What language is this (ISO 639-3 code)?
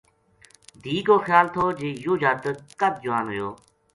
gju